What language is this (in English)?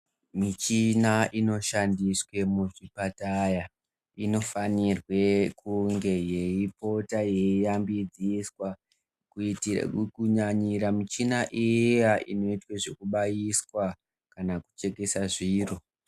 Ndau